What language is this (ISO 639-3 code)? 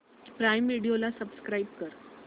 mar